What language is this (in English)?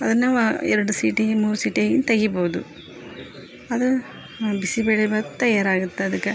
Kannada